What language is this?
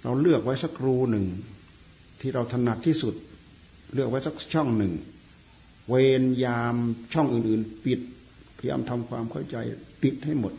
Thai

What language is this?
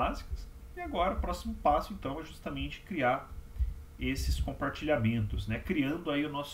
Portuguese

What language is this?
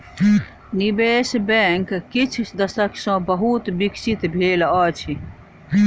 Maithili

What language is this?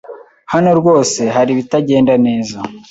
Kinyarwanda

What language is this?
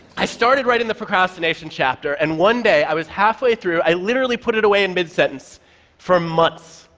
English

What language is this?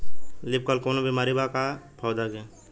Bhojpuri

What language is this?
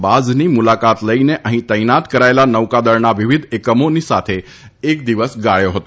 Gujarati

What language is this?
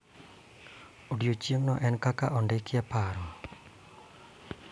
Luo (Kenya and Tanzania)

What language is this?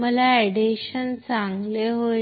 Marathi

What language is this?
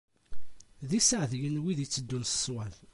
Kabyle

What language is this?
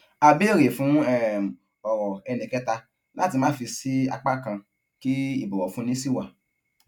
Yoruba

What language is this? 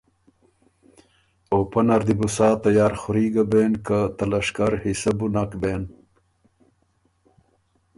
Ormuri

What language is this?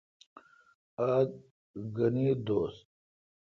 Kalkoti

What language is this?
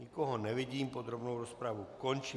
Czech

